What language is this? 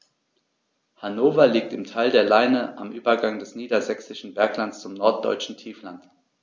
German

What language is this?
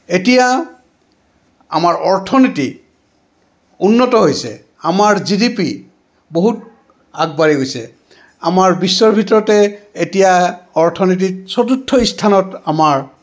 Assamese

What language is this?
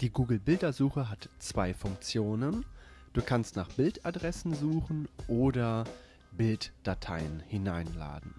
German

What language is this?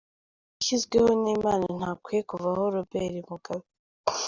Kinyarwanda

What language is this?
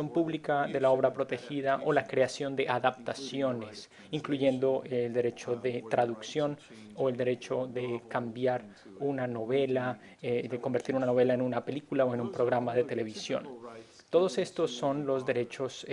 Spanish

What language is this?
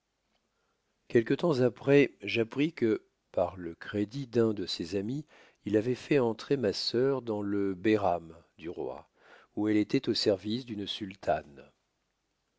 French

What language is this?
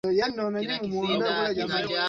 Swahili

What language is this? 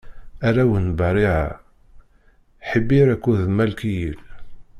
Kabyle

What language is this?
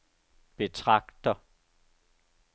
Danish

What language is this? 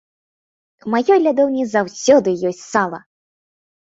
Belarusian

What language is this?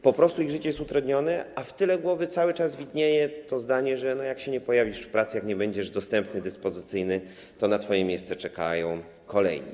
Polish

